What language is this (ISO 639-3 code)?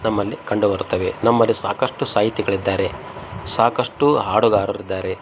kan